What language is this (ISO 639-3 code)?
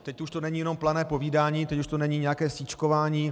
ces